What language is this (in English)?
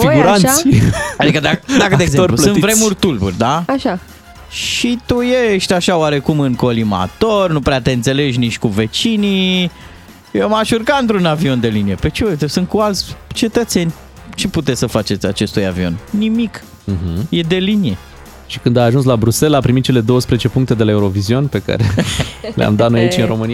Romanian